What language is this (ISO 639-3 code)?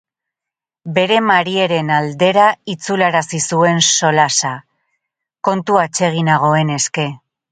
eus